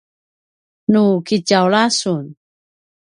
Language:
Paiwan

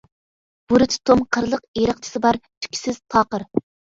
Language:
Uyghur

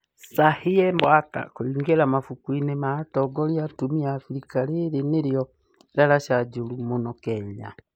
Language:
Kikuyu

